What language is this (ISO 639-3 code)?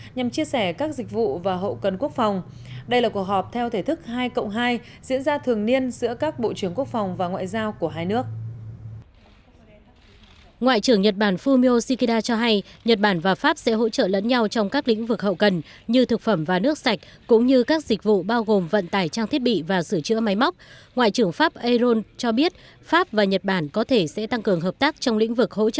vie